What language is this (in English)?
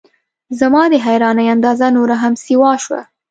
Pashto